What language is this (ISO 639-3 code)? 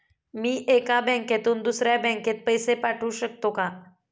mar